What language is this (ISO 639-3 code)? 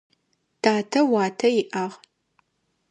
ady